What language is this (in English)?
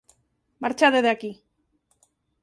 Galician